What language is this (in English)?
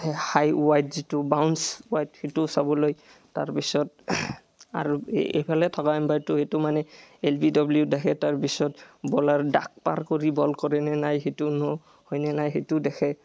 Assamese